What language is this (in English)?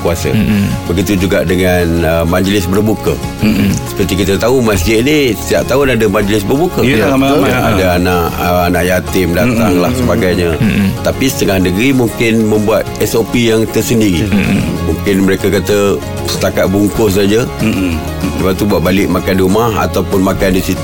Malay